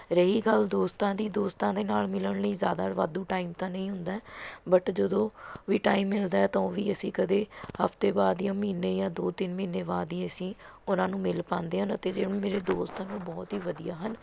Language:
Punjabi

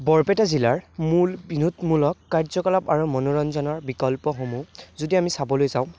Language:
Assamese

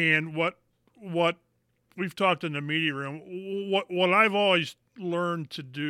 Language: English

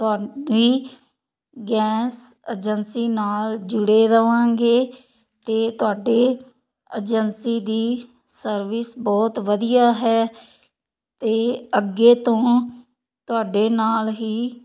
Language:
Punjabi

